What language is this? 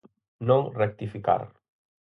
Galician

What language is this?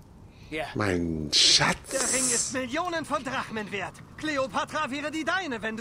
German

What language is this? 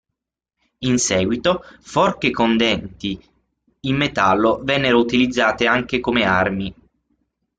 Italian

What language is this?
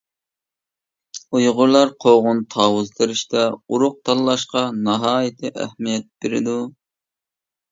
Uyghur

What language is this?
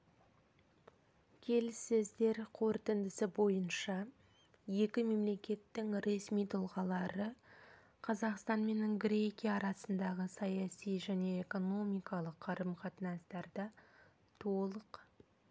Kazakh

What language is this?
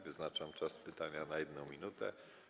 Polish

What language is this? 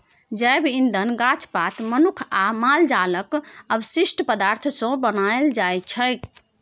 Maithili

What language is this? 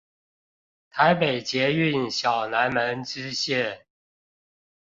Chinese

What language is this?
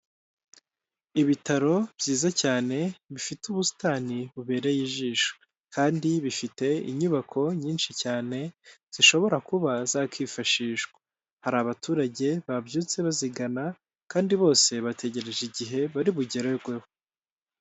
Kinyarwanda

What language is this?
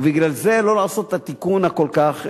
Hebrew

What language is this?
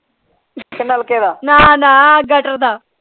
Punjabi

